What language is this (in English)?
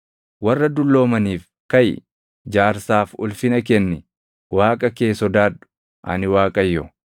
Oromo